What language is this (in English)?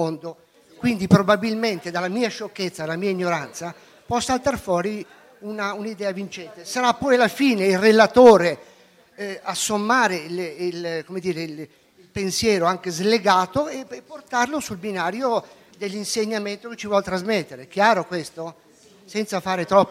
Italian